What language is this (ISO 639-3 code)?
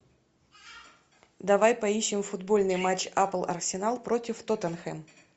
rus